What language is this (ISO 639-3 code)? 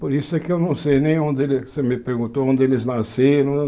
por